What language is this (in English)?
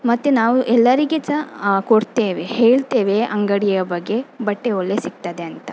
Kannada